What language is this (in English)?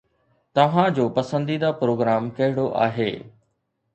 Sindhi